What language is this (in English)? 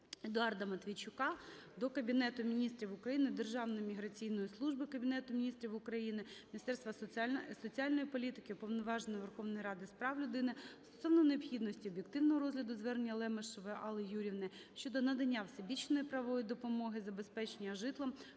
Ukrainian